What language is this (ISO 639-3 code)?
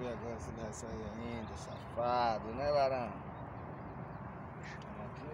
por